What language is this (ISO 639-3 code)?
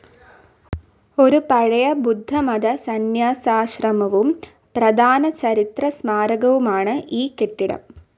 mal